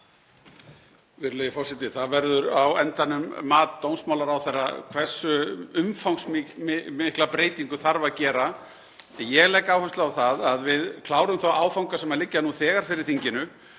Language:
Icelandic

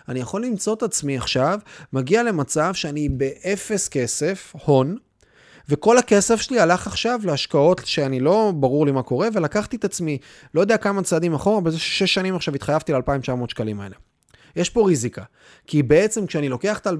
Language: Hebrew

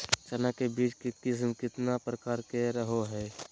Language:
Magahi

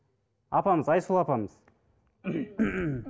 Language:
Kazakh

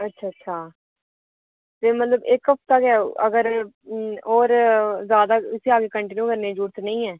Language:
Dogri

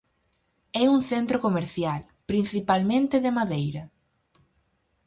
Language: Galician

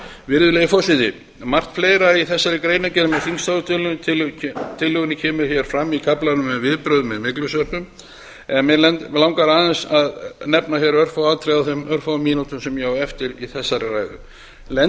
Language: Icelandic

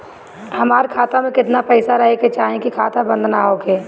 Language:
Bhojpuri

